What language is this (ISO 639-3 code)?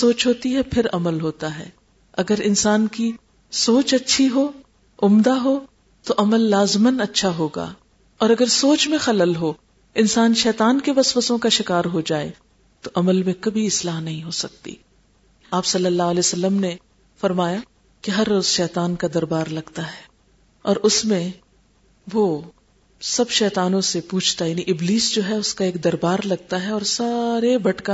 urd